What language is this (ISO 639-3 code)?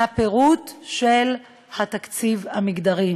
heb